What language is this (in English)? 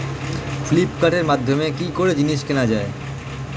Bangla